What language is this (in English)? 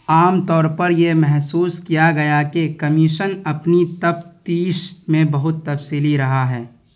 Urdu